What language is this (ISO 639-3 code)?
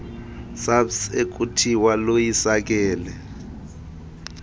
xho